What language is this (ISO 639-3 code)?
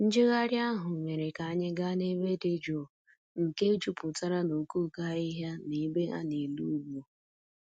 ibo